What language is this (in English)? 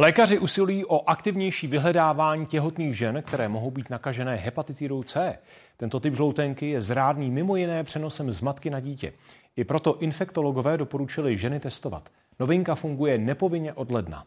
Czech